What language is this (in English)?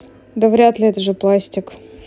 Russian